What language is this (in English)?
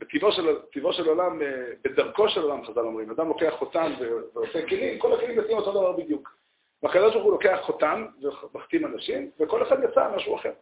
Hebrew